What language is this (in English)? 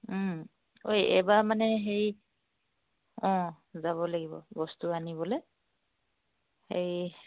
Assamese